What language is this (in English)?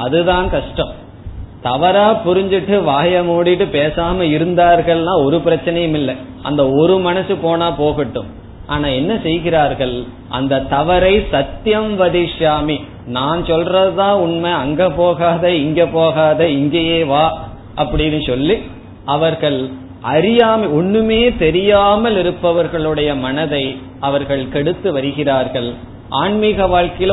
Tamil